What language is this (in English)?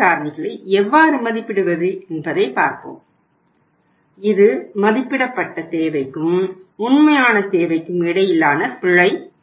Tamil